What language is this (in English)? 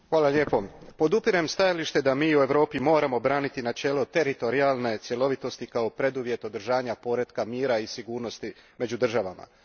Croatian